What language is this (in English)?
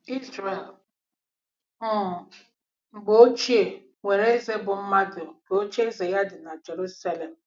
Igbo